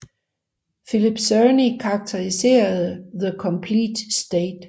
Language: Danish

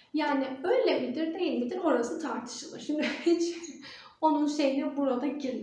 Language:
Turkish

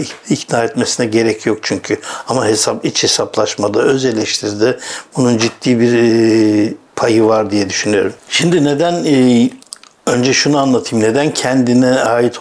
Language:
Turkish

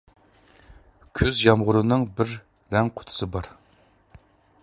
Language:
Uyghur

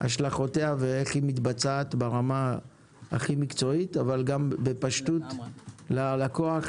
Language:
Hebrew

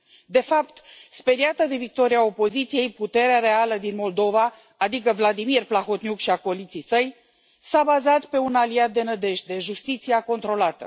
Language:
Romanian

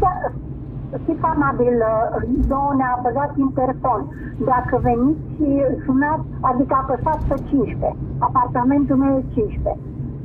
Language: Romanian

